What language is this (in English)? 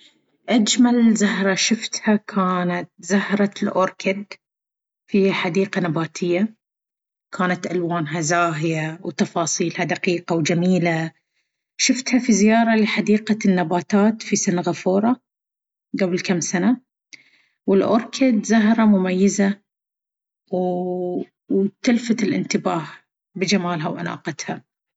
Baharna Arabic